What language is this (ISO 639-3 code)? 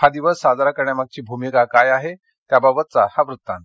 mar